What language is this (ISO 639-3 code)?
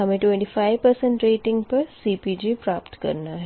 hin